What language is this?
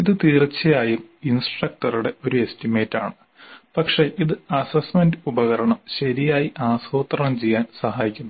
Malayalam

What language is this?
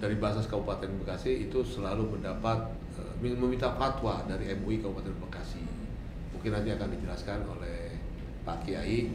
Indonesian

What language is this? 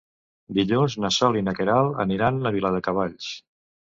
Catalan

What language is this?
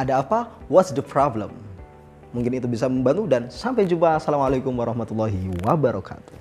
Indonesian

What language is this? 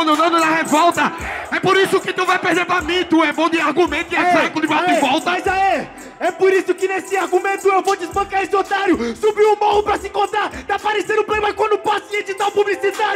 Portuguese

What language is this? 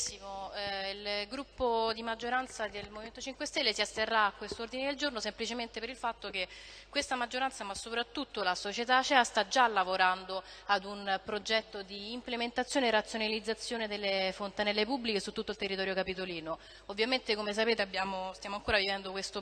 Italian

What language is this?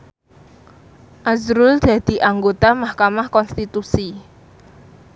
Javanese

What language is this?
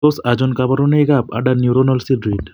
Kalenjin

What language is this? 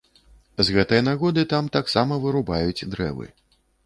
Belarusian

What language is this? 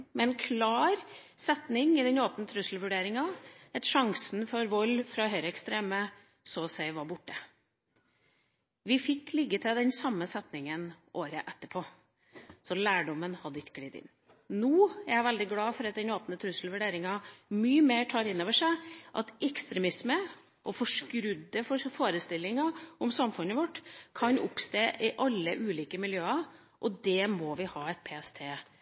Norwegian Bokmål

